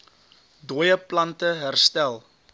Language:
Afrikaans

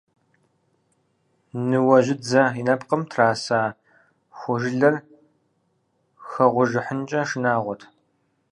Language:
Kabardian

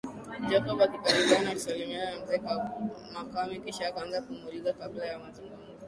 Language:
Swahili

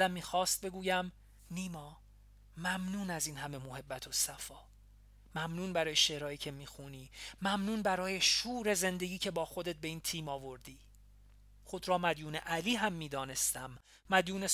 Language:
Persian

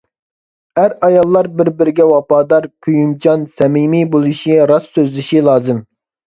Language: Uyghur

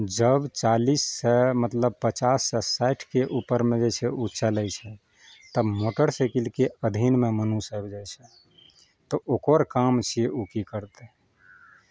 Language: Maithili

